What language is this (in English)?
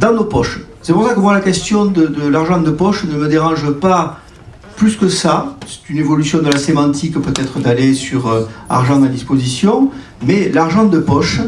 French